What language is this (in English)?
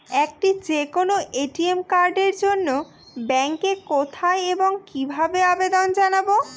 Bangla